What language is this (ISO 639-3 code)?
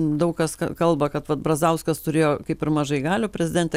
lit